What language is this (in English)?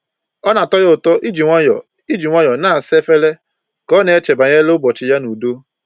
Igbo